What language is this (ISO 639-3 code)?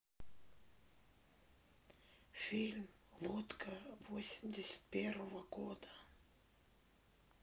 rus